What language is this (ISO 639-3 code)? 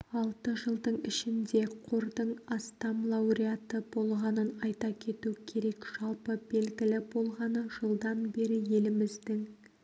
kaz